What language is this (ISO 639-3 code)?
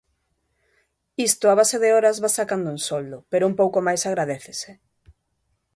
glg